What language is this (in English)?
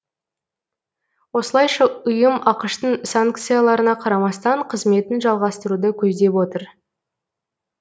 Kazakh